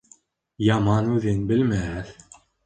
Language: Bashkir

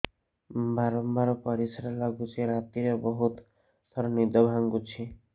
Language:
Odia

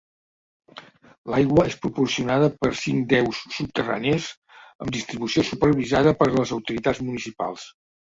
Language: Catalan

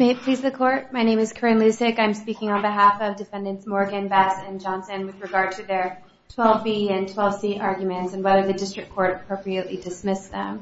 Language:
English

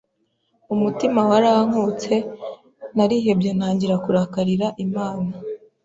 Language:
Kinyarwanda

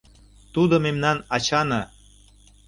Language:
Mari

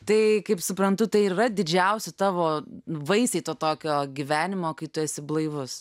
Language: Lithuanian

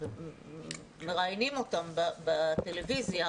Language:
Hebrew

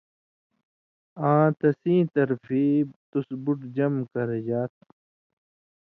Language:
Indus Kohistani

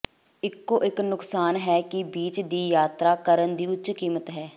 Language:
Punjabi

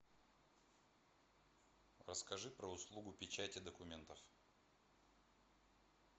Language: Russian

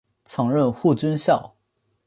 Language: Chinese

